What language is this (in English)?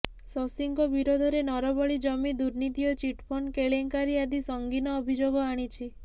Odia